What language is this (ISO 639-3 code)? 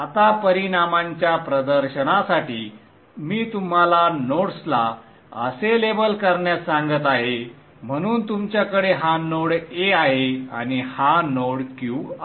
mar